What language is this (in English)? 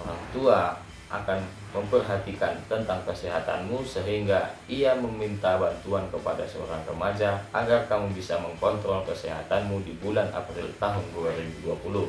Indonesian